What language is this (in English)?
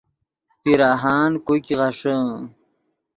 Yidgha